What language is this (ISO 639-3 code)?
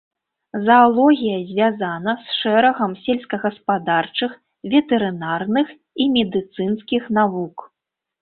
bel